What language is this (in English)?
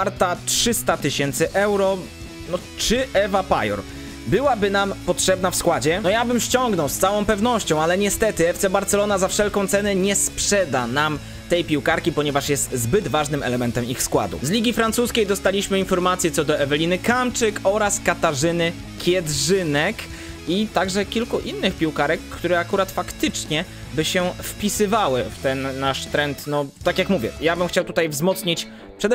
Polish